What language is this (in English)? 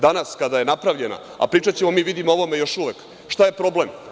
Serbian